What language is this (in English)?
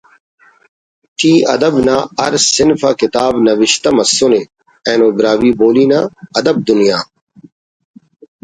Brahui